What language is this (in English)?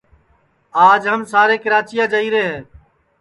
Sansi